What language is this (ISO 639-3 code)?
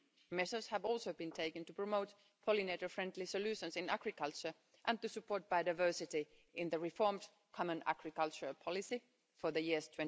eng